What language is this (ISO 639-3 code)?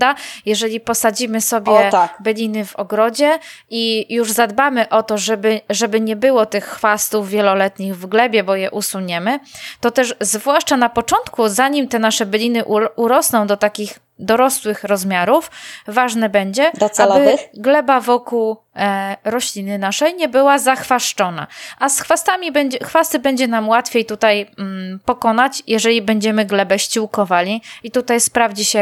pol